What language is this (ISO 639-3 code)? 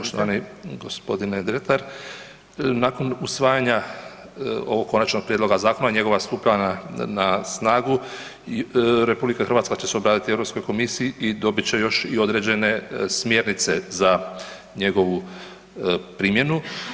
hrv